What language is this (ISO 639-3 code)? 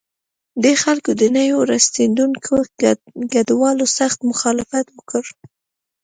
pus